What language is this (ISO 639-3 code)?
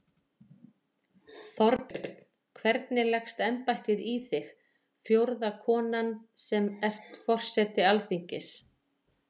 isl